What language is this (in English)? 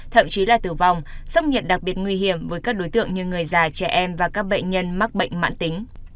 Vietnamese